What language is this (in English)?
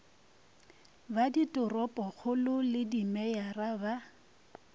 Northern Sotho